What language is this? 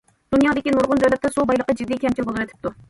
Uyghur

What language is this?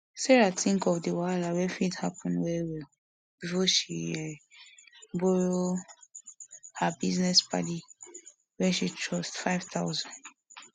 Nigerian Pidgin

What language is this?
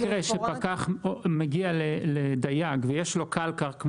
Hebrew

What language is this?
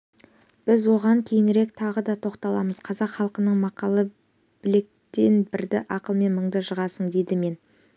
Kazakh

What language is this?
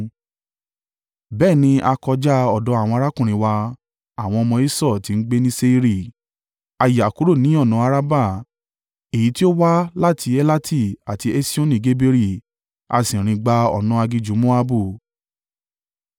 Yoruba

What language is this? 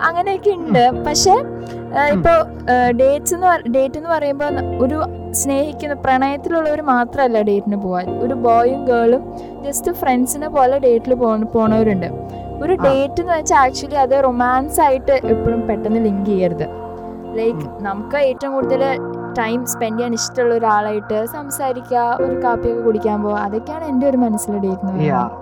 Malayalam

